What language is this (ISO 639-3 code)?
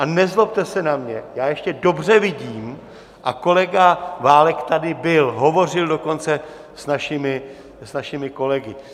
ces